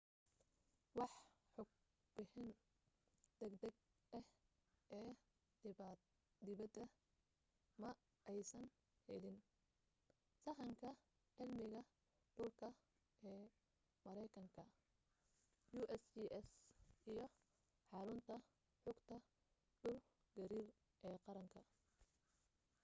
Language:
Somali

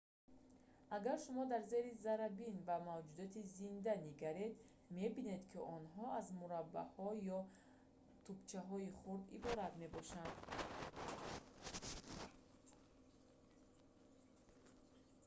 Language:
Tajik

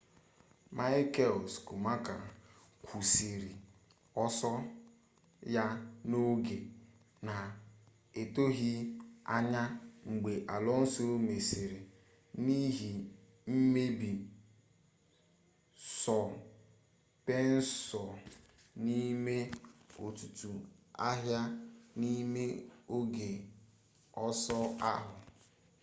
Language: Igbo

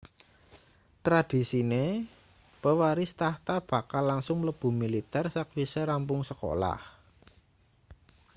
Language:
Javanese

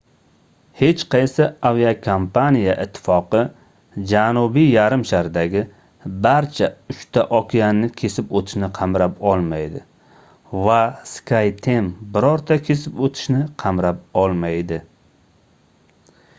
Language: Uzbek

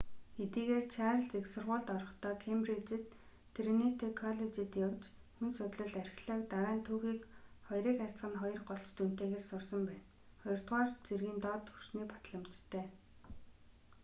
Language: Mongolian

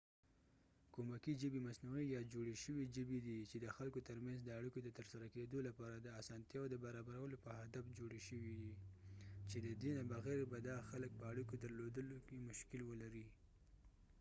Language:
Pashto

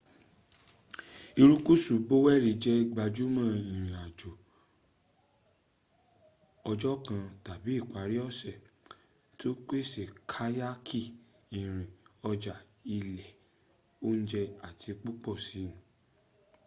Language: Yoruba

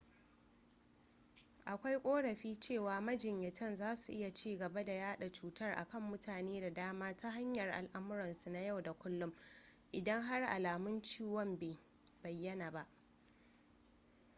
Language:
Hausa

